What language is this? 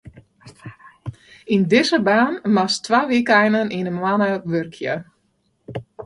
Western Frisian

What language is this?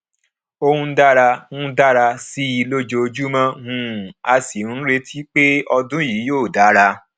Yoruba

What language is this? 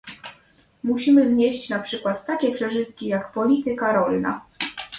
Polish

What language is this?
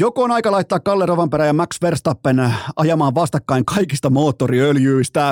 Finnish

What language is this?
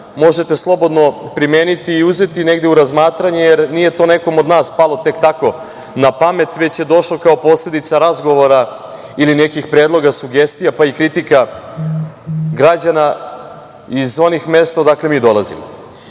Serbian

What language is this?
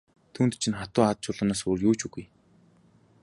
Mongolian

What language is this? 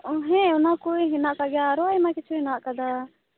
Santali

